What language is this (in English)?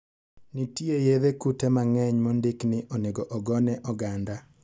Luo (Kenya and Tanzania)